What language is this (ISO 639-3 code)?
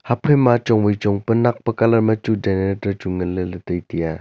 nnp